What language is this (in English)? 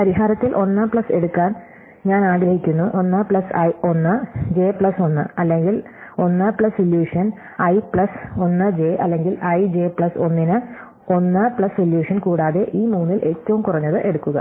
Malayalam